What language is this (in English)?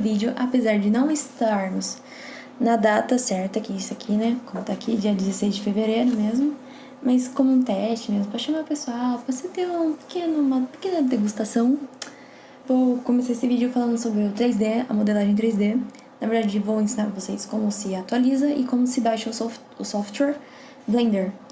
Portuguese